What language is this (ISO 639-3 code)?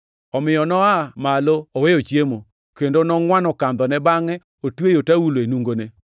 luo